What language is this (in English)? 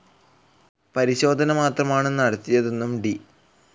Malayalam